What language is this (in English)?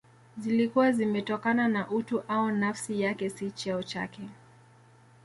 Swahili